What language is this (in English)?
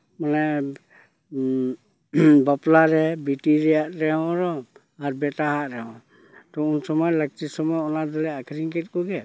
Santali